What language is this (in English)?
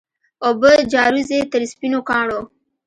Pashto